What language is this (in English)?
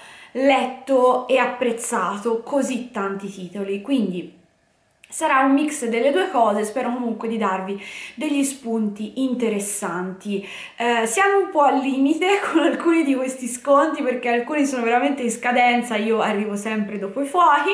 Italian